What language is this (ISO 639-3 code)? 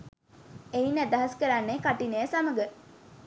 sin